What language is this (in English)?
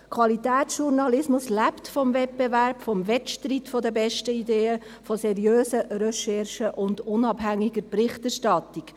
Swiss German